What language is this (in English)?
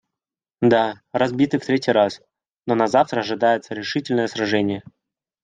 Russian